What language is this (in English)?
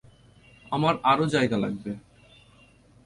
Bangla